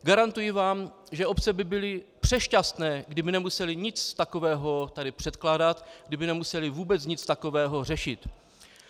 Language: Czech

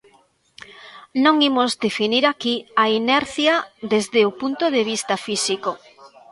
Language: Galician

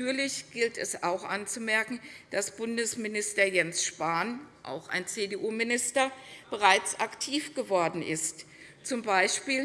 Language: German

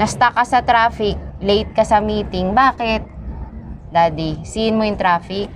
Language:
Filipino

